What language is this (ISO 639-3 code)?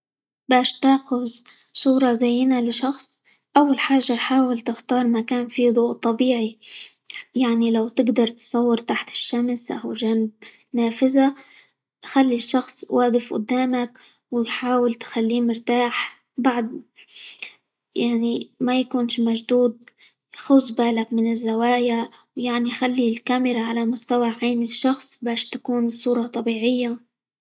ayl